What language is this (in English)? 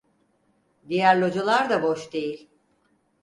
Turkish